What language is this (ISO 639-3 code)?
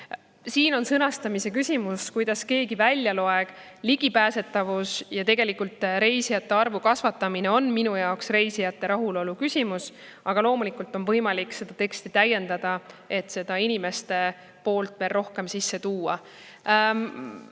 est